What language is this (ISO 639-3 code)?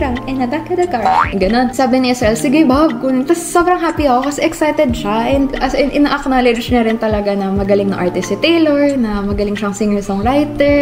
fil